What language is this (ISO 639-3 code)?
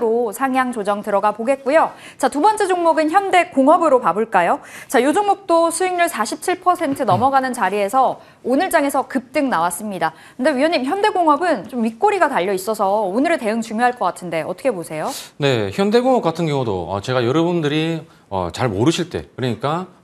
kor